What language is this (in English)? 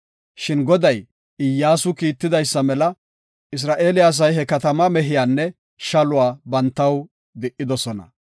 Gofa